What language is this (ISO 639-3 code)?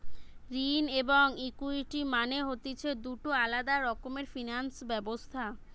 ben